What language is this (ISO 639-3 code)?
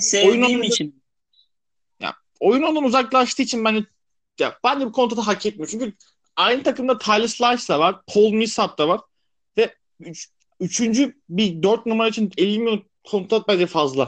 tur